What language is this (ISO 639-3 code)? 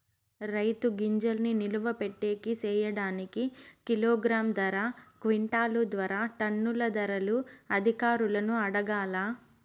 tel